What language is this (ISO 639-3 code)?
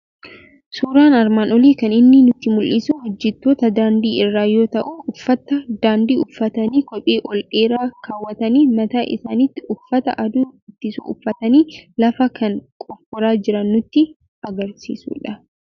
orm